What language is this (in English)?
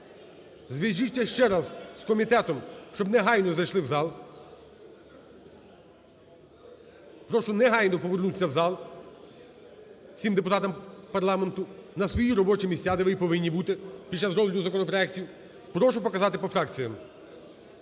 Ukrainian